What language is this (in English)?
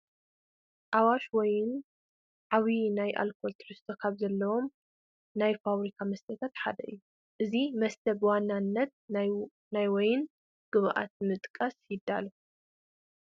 Tigrinya